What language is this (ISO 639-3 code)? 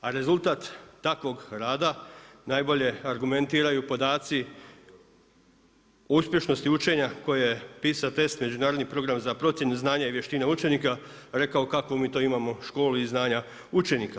hrv